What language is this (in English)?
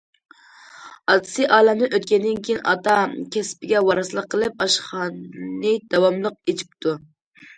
Uyghur